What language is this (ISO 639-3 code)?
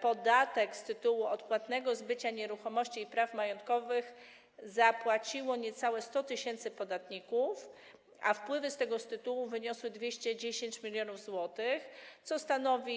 pol